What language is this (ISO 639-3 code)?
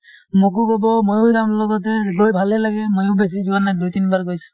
asm